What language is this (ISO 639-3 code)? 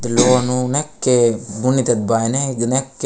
gon